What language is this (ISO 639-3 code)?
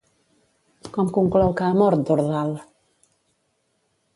cat